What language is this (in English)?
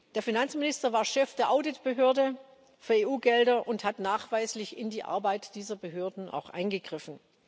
German